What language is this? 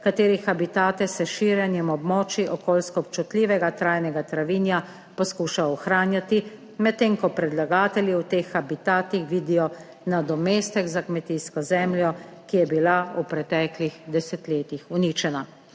Slovenian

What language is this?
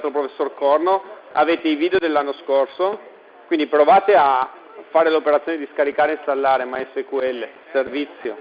Italian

